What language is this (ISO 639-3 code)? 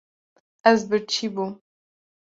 kur